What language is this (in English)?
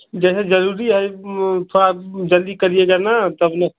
Hindi